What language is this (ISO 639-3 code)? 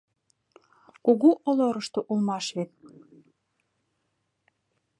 chm